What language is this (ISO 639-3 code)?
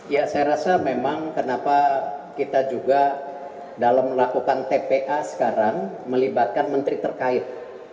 ind